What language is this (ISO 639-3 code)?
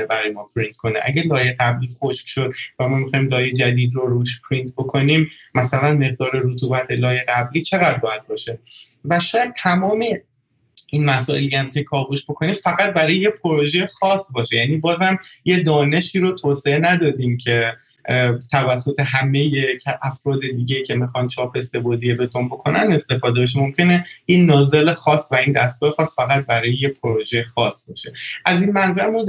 fas